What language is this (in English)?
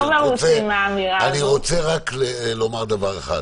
Hebrew